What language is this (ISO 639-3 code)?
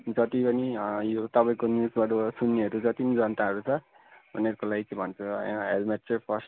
nep